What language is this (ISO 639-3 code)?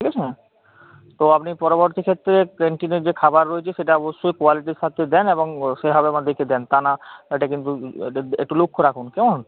ben